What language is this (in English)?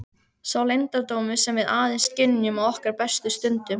Icelandic